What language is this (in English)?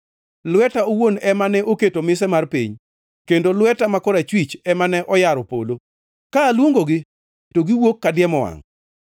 Luo (Kenya and Tanzania)